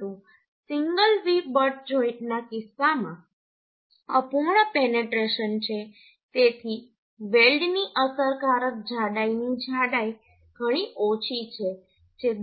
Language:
Gujarati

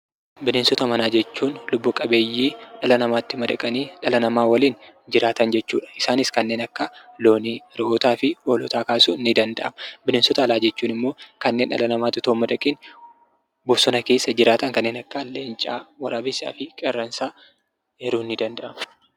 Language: Oromo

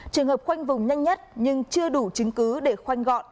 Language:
Vietnamese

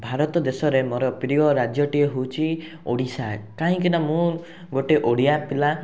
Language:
Odia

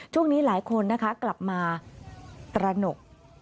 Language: Thai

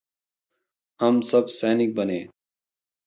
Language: Hindi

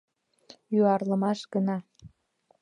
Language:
Mari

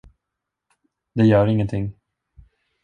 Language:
Swedish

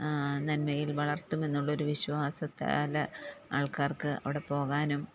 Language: Malayalam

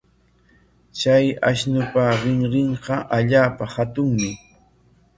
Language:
Corongo Ancash Quechua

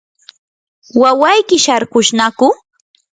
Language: Yanahuanca Pasco Quechua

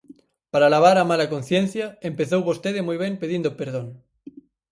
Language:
Galician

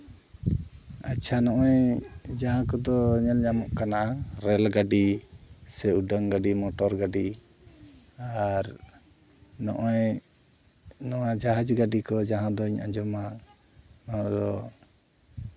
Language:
Santali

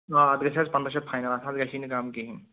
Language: Kashmiri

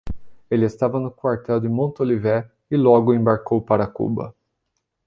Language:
Portuguese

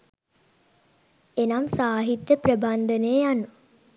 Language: Sinhala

